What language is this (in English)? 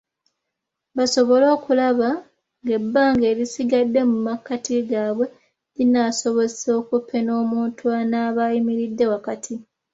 Ganda